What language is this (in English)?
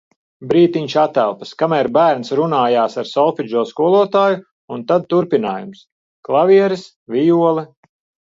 Latvian